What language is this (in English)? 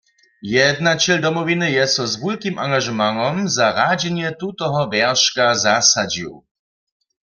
Upper Sorbian